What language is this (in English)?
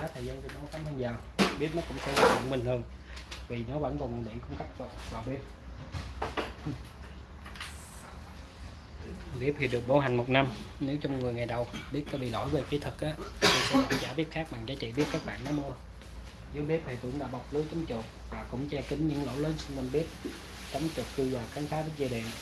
Vietnamese